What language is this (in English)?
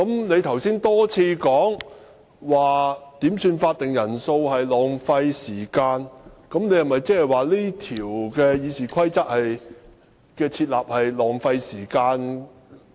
Cantonese